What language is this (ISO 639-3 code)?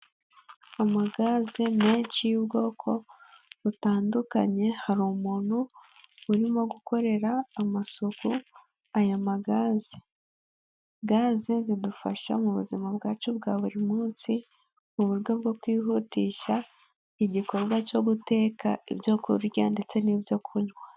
kin